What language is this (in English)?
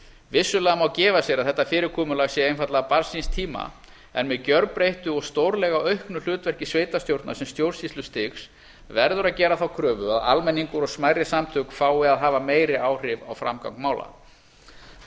Icelandic